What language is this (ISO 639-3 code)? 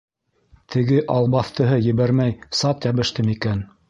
bak